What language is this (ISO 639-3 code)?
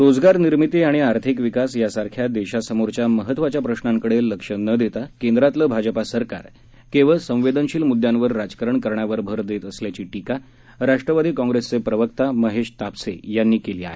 mar